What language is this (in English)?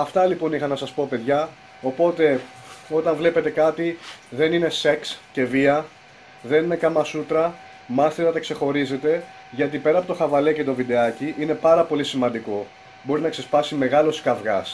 Greek